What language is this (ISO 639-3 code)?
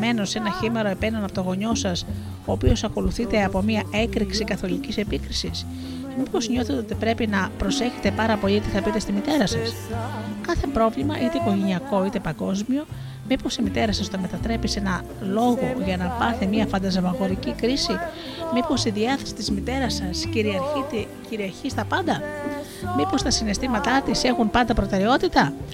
ell